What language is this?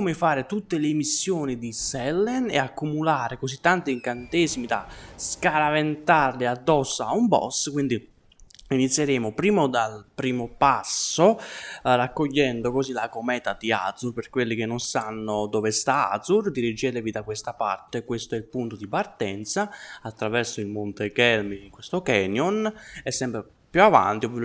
Italian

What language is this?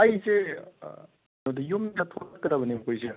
Manipuri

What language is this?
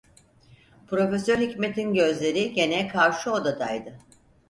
Turkish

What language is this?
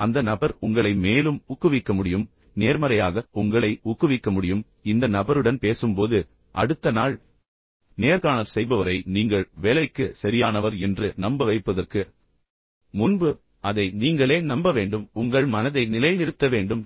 Tamil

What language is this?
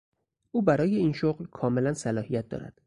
Persian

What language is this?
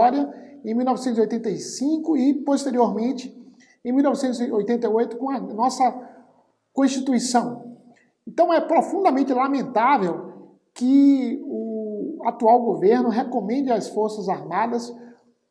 Portuguese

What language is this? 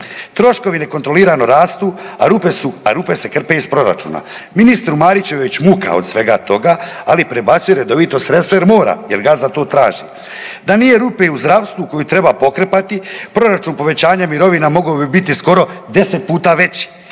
Croatian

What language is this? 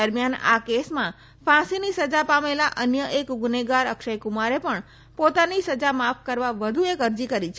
Gujarati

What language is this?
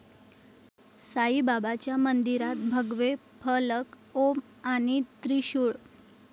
Marathi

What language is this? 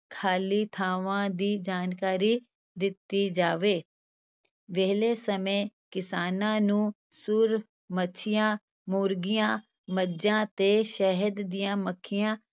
Punjabi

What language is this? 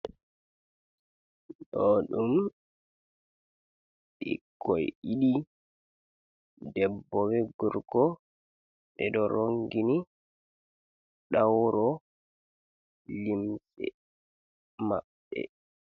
Fula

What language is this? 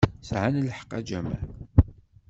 Kabyle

